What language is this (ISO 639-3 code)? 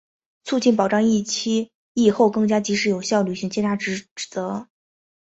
zho